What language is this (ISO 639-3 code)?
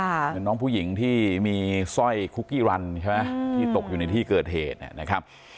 tha